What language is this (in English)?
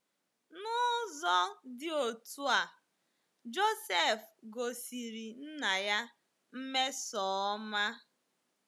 Igbo